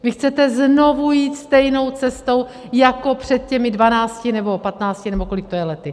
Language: Czech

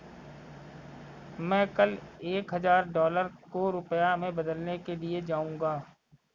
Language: Hindi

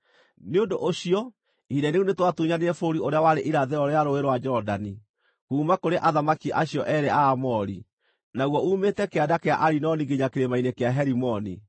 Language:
Kikuyu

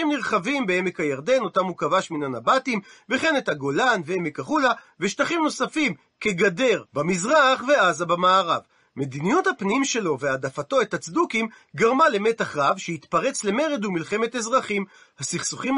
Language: Hebrew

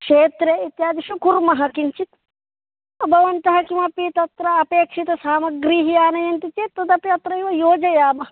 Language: Sanskrit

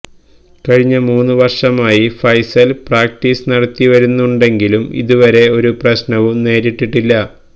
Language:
Malayalam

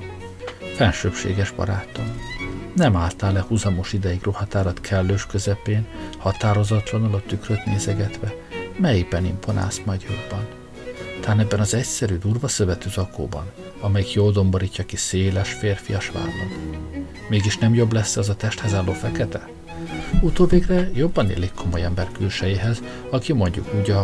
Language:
Hungarian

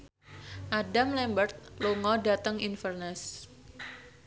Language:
Javanese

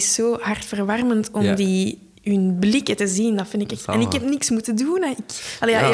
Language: Dutch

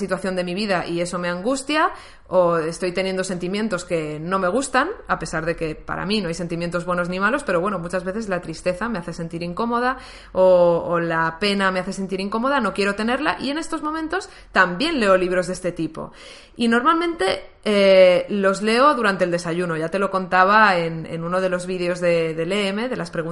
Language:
Spanish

